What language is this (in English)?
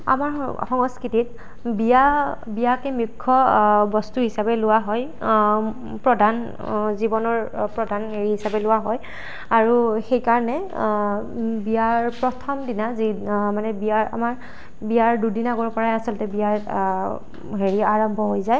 Assamese